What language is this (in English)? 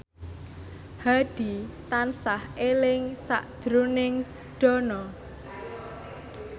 Javanese